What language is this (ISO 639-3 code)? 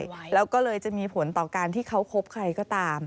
tha